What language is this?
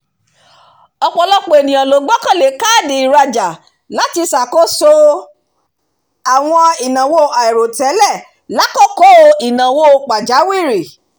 Yoruba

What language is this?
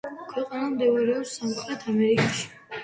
Georgian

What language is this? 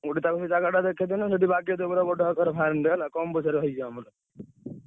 Odia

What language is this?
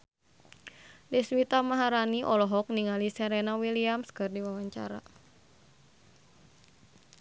Sundanese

